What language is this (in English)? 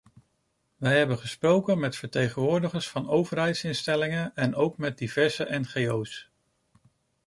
Dutch